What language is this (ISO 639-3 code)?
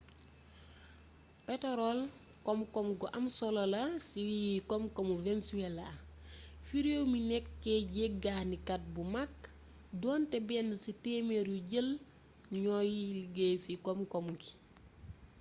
wol